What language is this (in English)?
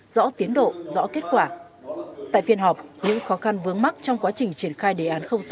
Vietnamese